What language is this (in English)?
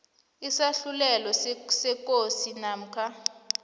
South Ndebele